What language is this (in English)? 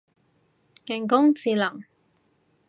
Cantonese